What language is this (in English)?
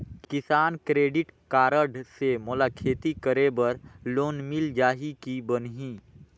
Chhattisgarhi